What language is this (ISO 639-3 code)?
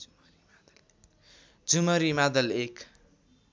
nep